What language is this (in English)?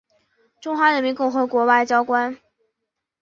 Chinese